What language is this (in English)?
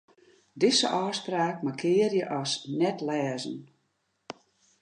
Western Frisian